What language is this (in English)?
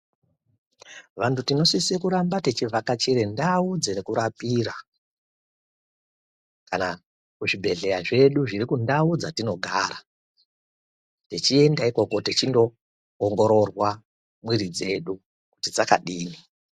Ndau